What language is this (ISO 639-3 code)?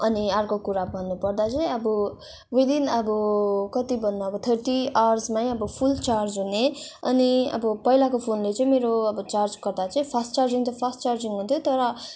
nep